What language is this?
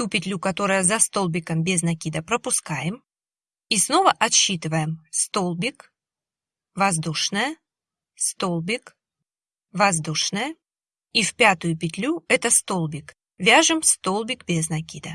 Russian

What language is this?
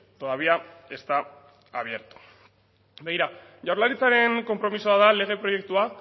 Basque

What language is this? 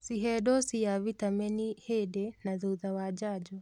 Kikuyu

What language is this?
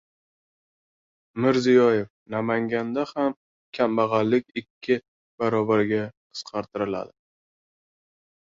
Uzbek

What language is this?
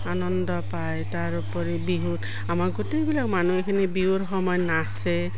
Assamese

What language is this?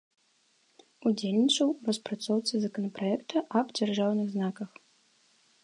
Belarusian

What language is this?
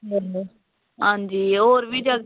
Dogri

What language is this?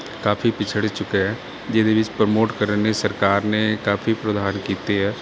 Punjabi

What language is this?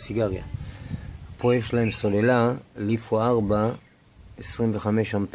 Hebrew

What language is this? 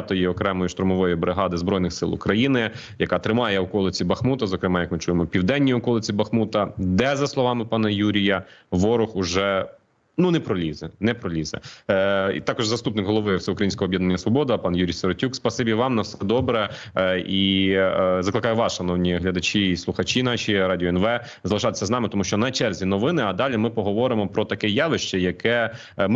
Ukrainian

